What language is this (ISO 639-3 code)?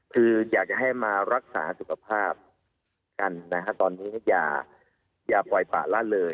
tha